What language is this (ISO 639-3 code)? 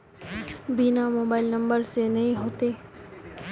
mag